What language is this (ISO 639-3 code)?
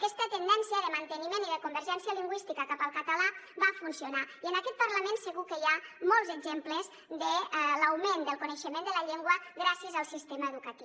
cat